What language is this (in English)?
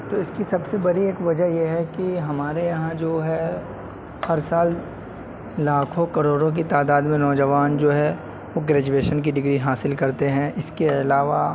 Urdu